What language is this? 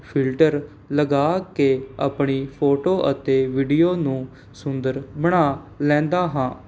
Punjabi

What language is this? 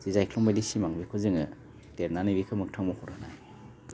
Bodo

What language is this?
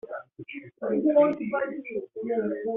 Kabyle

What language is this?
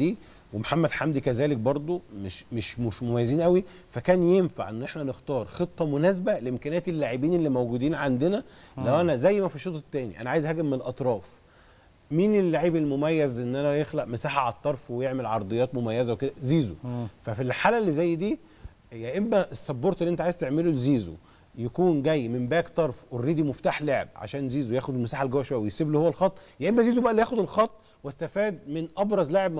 Arabic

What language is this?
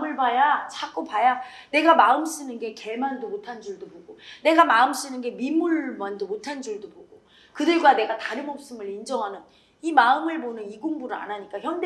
Korean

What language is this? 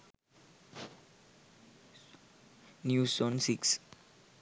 Sinhala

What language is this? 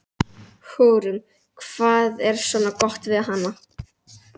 Icelandic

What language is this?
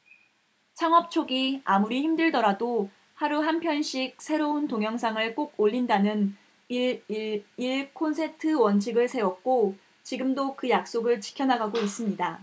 Korean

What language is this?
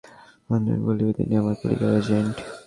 Bangla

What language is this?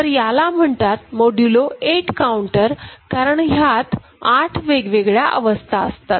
Marathi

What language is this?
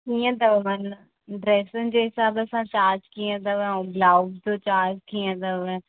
Sindhi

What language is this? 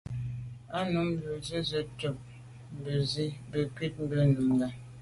Medumba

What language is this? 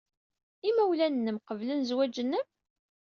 Kabyle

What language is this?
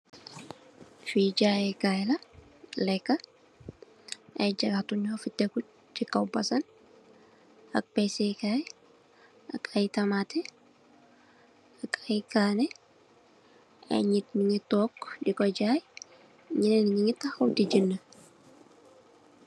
Wolof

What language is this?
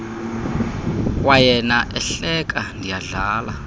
Xhosa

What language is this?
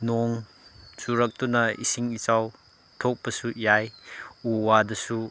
Manipuri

